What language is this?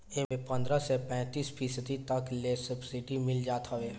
Bhojpuri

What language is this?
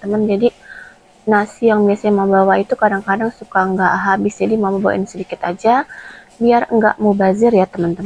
Indonesian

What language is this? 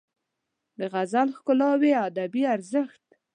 Pashto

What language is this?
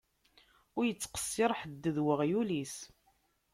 Kabyle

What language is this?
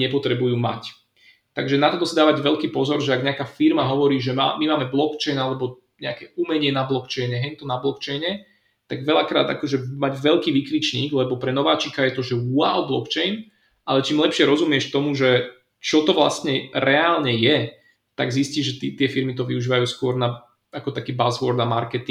Slovak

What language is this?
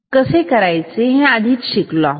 Marathi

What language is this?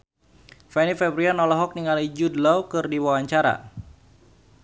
Sundanese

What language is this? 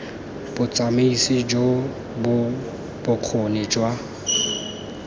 Tswana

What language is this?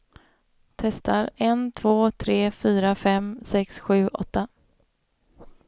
Swedish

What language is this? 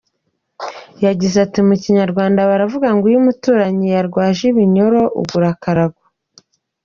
Kinyarwanda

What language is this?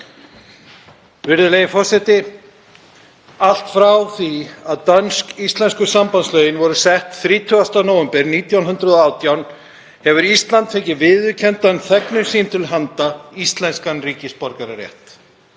Icelandic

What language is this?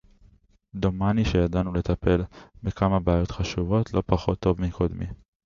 Hebrew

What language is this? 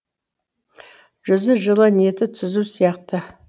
Kazakh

